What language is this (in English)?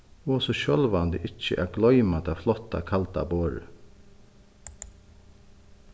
Faroese